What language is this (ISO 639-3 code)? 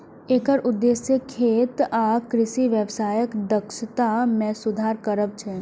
mai